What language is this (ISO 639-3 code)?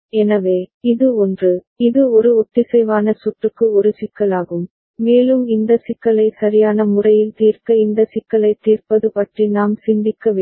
tam